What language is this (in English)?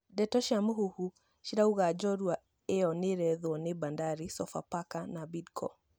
Kikuyu